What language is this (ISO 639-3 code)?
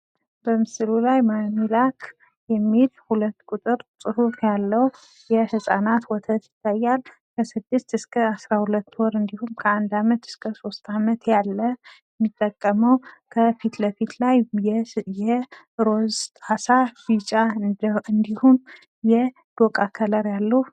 amh